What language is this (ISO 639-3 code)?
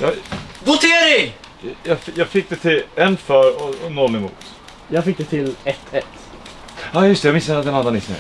swe